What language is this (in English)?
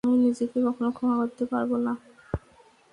Bangla